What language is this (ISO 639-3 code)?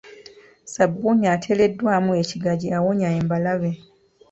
lug